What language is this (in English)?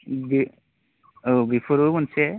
Bodo